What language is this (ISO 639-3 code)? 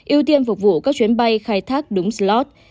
vie